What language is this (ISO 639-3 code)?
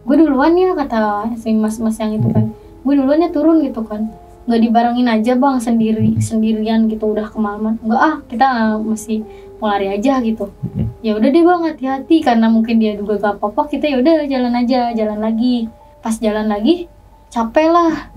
ind